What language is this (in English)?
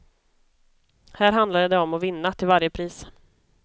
Swedish